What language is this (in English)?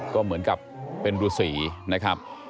Thai